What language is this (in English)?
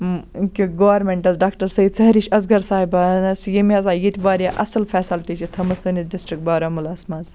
Kashmiri